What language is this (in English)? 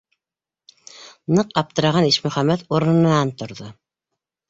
Bashkir